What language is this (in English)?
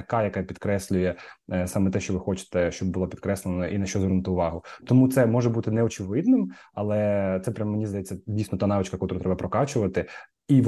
Ukrainian